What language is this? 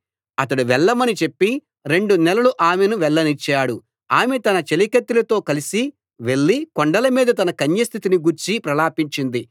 Telugu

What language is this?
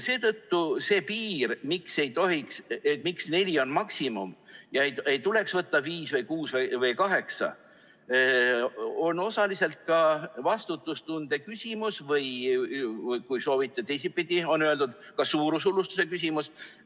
Estonian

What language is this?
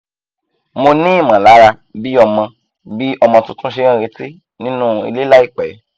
Yoruba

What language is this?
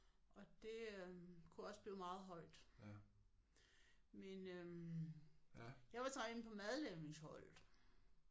Danish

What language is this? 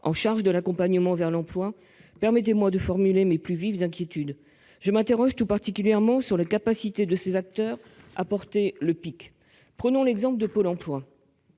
French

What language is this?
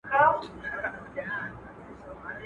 Pashto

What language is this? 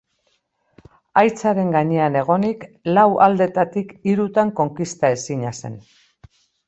Basque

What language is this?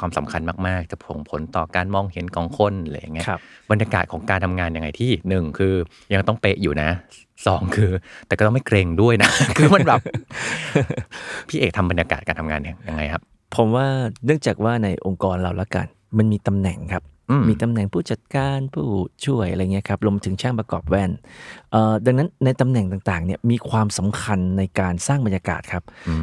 Thai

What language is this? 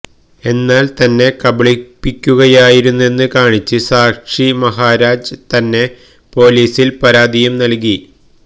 Malayalam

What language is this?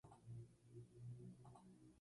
Spanish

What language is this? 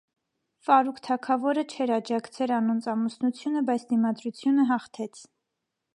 Armenian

